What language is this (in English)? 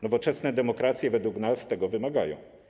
Polish